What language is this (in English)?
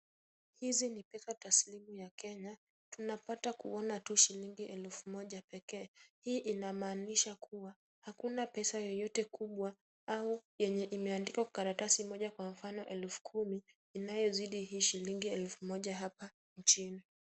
Swahili